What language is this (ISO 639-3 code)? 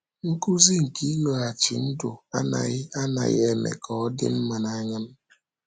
ibo